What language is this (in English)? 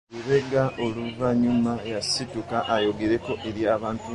Ganda